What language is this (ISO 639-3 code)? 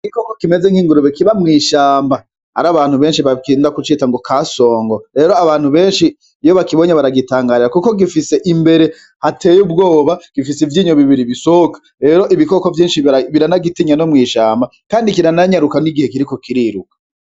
run